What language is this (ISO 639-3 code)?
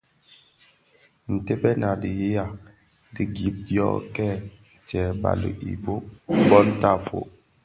ksf